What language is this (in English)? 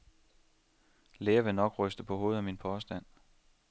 Danish